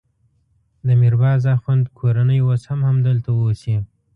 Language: Pashto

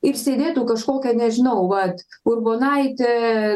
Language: Lithuanian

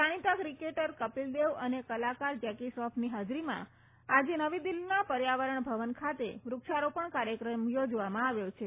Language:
Gujarati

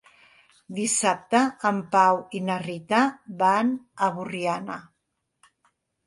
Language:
Catalan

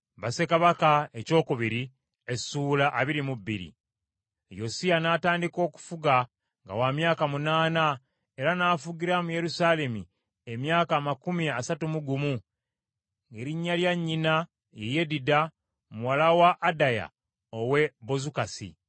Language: Ganda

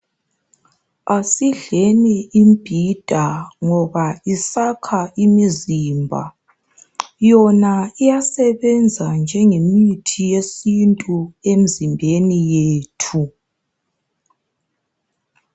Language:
North Ndebele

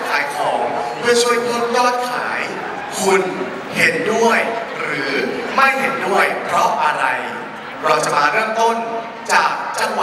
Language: Thai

